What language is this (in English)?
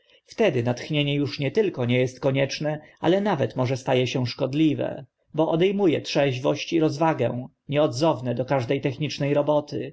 Polish